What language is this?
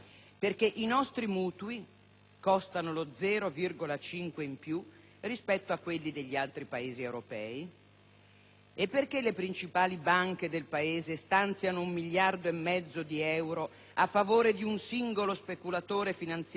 Italian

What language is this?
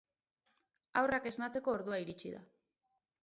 Basque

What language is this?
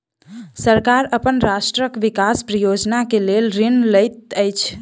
Maithili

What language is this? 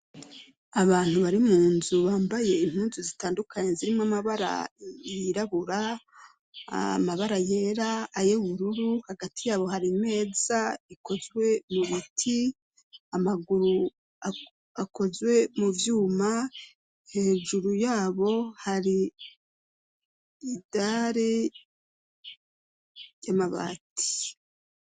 Rundi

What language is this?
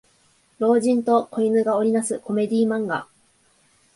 Japanese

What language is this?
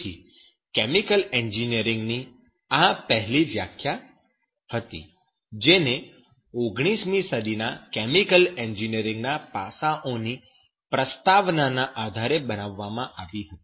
Gujarati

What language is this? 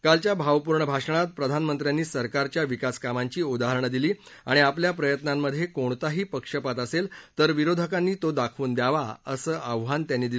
Marathi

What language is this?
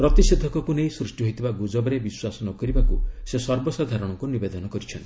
Odia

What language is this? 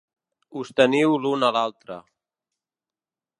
Catalan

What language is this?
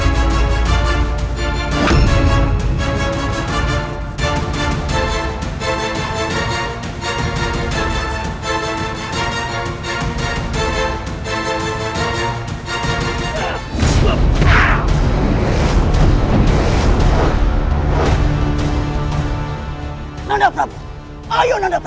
Indonesian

